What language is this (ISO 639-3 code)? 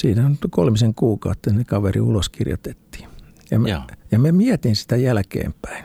fin